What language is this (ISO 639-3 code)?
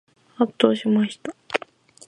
jpn